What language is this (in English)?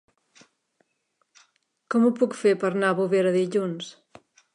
Catalan